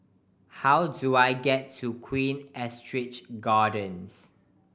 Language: English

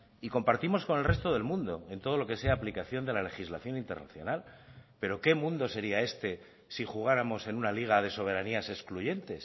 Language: Spanish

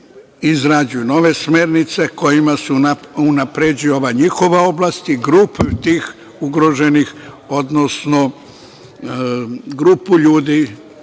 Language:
Serbian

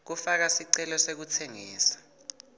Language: Swati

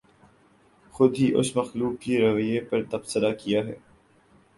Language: Urdu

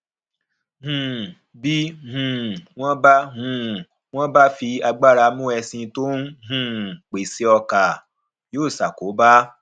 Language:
Yoruba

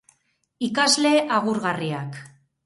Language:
Basque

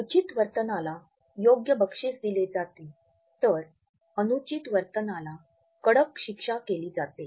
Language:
Marathi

